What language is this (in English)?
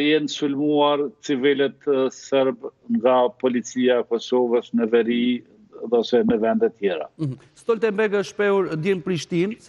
Romanian